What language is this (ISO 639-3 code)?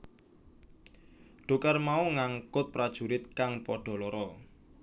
jav